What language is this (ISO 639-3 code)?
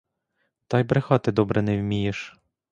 ukr